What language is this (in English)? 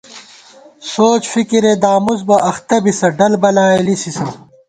Gawar-Bati